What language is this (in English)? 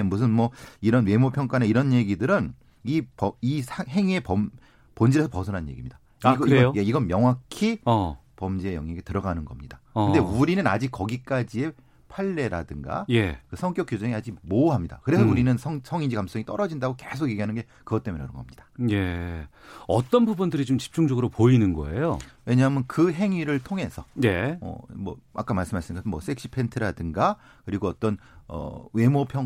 Korean